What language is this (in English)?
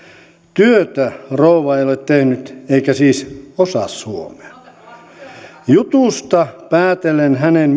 Finnish